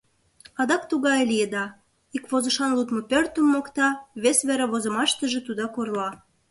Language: Mari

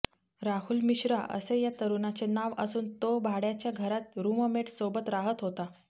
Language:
Marathi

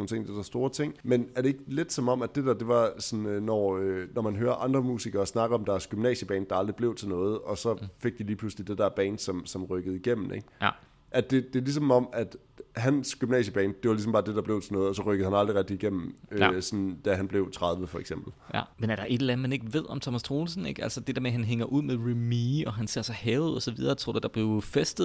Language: Danish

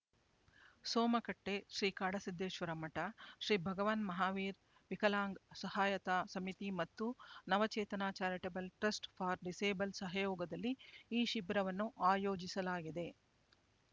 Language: Kannada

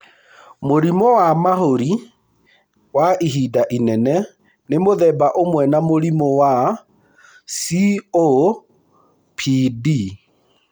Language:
Kikuyu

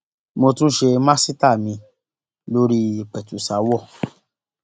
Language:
Yoruba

